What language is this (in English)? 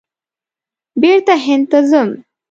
Pashto